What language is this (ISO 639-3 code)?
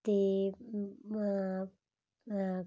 pan